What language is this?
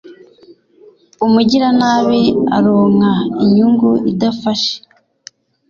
Kinyarwanda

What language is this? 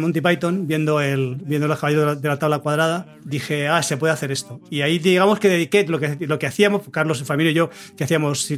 Spanish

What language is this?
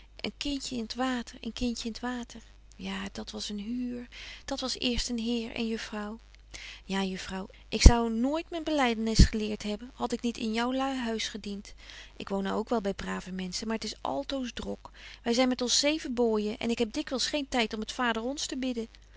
Dutch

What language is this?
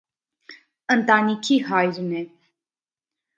Armenian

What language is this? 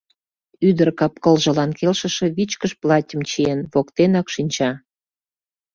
Mari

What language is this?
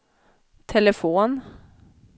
Swedish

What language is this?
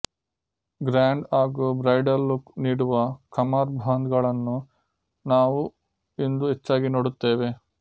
Kannada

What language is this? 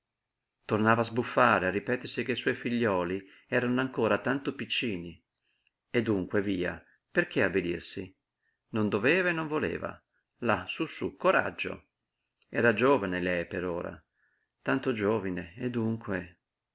Italian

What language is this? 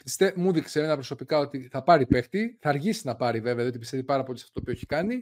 Greek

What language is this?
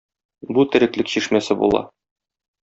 Tatar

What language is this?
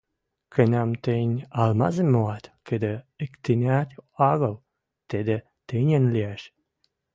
Western Mari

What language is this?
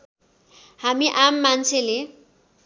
Nepali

